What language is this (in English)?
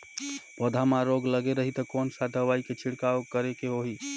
Chhattisgarhi